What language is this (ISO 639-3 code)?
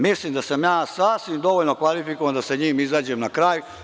srp